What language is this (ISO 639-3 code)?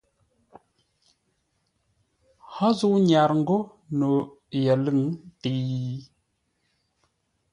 nla